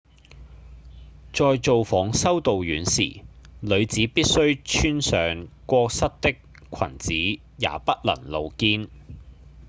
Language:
Cantonese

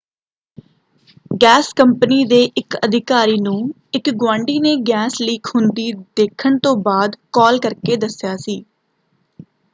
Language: Punjabi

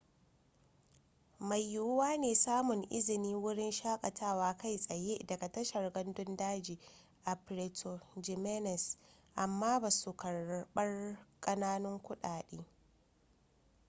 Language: Hausa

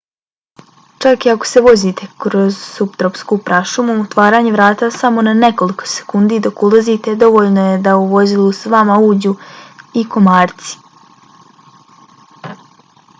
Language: Bosnian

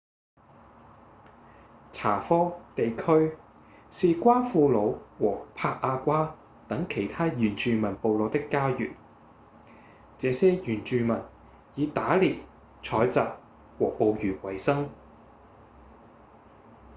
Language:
Cantonese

